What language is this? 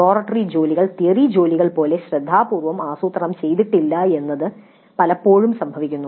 Malayalam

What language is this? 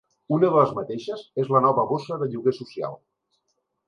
Catalan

